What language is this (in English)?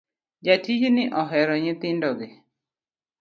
Luo (Kenya and Tanzania)